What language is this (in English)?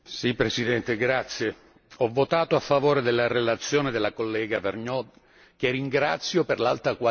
Italian